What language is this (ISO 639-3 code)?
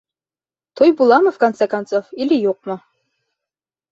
bak